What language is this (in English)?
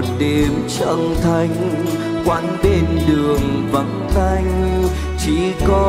Vietnamese